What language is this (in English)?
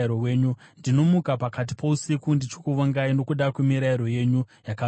Shona